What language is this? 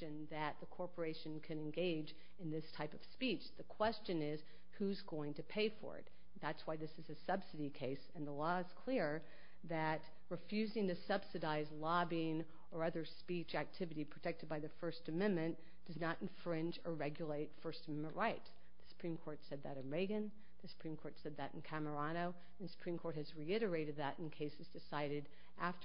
English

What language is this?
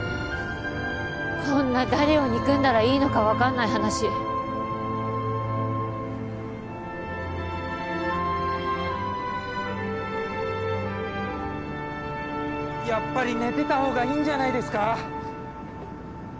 Japanese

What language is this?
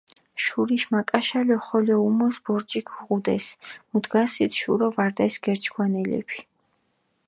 Mingrelian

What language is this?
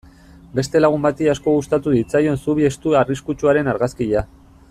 Basque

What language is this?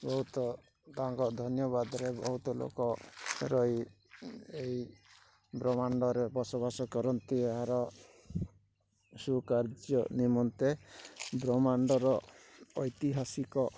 Odia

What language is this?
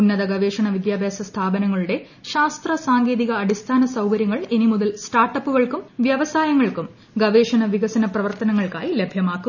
Malayalam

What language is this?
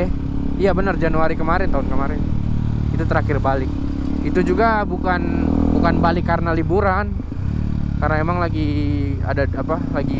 Indonesian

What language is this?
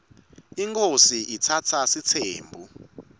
Swati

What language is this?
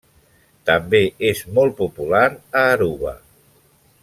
Catalan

